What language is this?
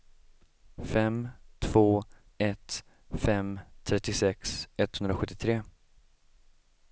Swedish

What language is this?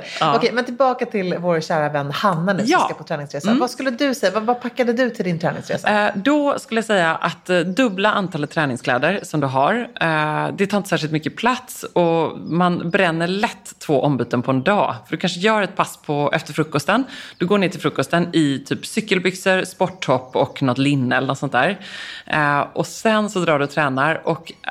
Swedish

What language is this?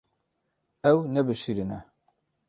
Kurdish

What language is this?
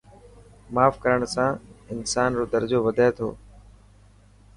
Dhatki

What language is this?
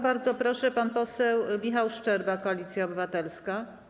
Polish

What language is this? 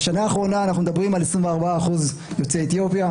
Hebrew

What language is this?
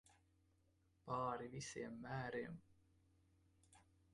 Latvian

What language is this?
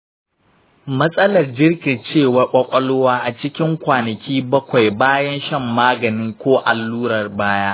Hausa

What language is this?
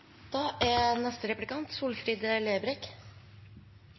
Norwegian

